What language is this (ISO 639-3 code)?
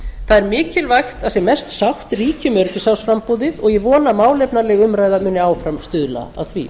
isl